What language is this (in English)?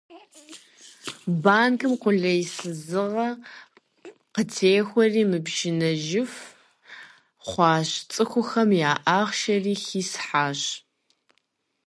Kabardian